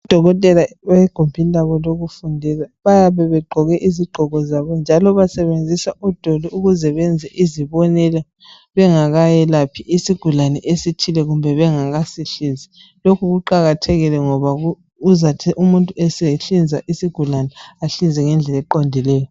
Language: North Ndebele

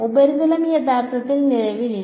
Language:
Malayalam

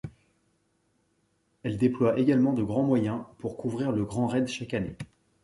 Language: French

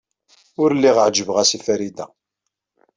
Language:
Kabyle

